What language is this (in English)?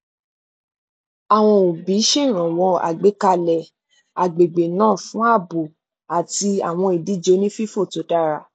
Yoruba